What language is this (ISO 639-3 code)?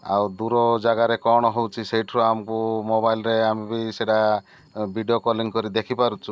ori